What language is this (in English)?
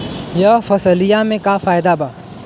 Bhojpuri